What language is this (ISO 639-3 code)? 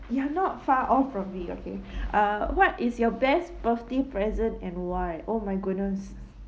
eng